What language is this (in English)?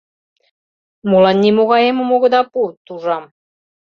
Mari